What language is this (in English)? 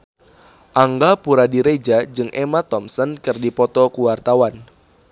Sundanese